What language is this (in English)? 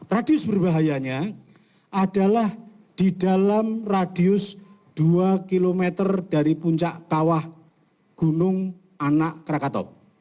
Indonesian